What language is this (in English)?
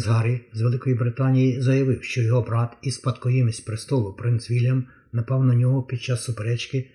Ukrainian